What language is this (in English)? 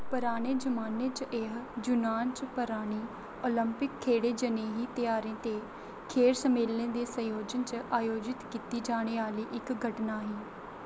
Dogri